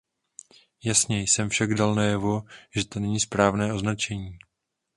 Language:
Czech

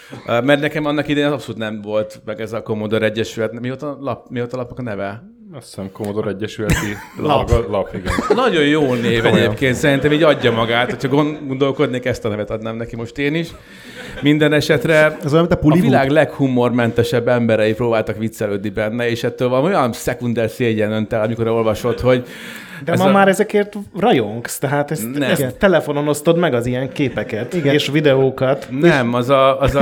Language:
Hungarian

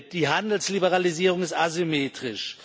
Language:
German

